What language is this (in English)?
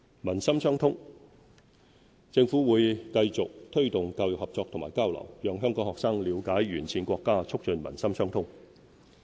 Cantonese